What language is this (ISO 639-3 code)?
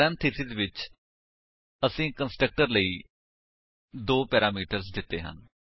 pan